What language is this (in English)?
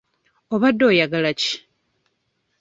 Ganda